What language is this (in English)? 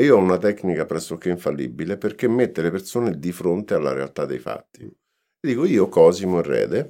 Italian